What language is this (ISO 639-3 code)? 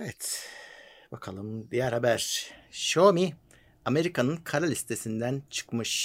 tur